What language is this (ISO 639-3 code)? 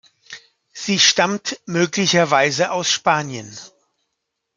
deu